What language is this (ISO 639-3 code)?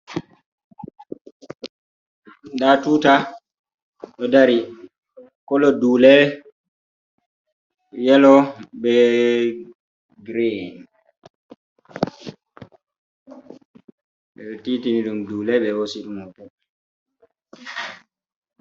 ful